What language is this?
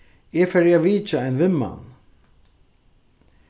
Faroese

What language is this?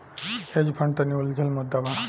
Bhojpuri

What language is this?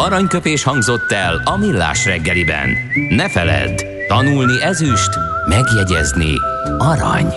Hungarian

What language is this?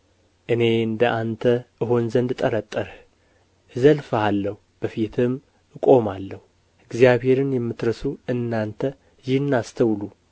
Amharic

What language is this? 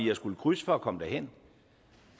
Danish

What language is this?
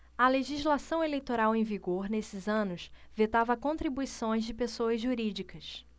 Portuguese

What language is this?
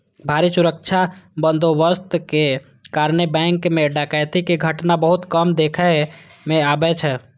Maithili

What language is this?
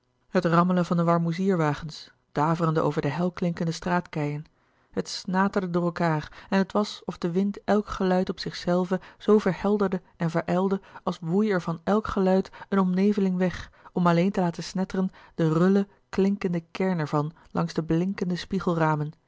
Dutch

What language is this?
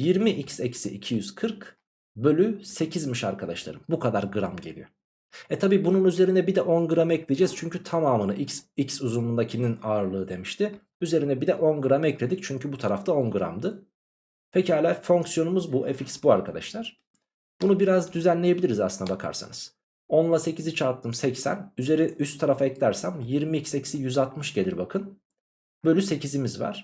Turkish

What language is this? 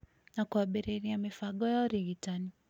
Kikuyu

